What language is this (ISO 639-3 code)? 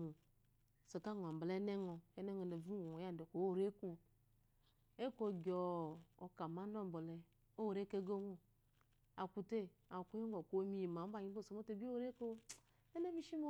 afo